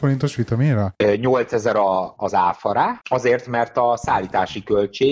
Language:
Hungarian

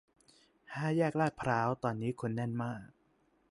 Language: Thai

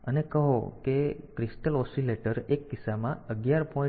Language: Gujarati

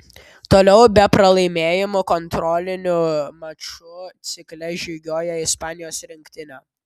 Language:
Lithuanian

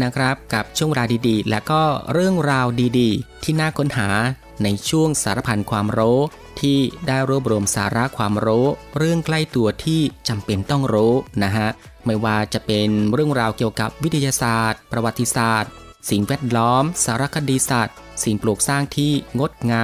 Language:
Thai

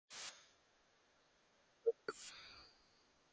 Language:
Japanese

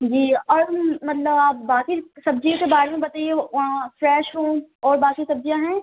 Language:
Urdu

